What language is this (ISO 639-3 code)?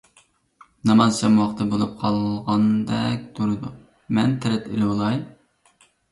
uig